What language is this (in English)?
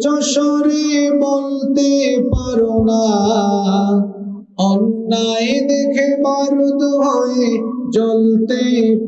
Vietnamese